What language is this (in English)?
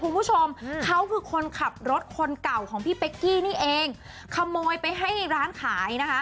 Thai